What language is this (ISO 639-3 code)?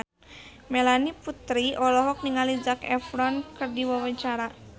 sun